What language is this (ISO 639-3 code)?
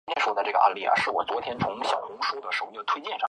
zho